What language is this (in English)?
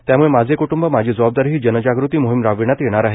Marathi